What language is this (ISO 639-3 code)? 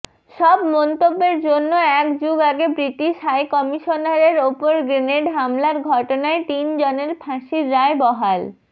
ben